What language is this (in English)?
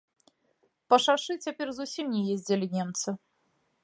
Belarusian